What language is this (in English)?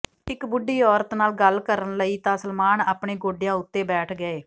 Punjabi